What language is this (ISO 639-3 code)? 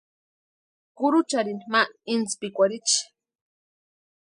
pua